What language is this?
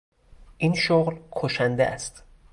Persian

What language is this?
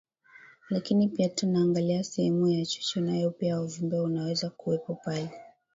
Swahili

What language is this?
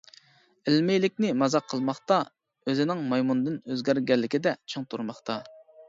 Uyghur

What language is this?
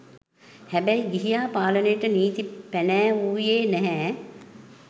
Sinhala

